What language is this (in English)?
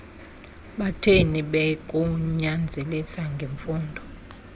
Xhosa